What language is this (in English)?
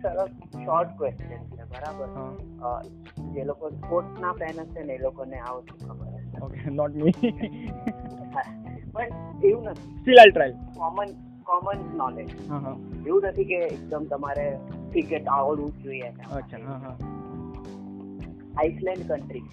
Gujarati